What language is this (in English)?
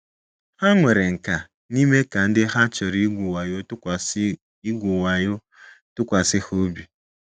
Igbo